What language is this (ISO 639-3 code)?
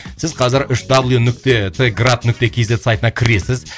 kaz